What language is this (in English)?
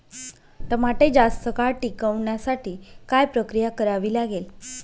Marathi